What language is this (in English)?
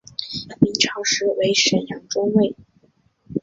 Chinese